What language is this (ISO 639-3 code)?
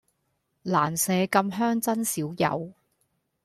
yue